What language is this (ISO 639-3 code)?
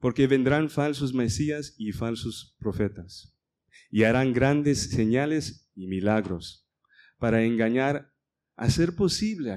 spa